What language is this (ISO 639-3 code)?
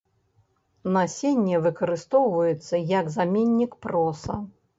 bel